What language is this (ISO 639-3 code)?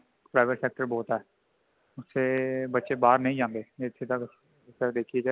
pan